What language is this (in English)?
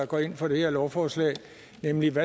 Danish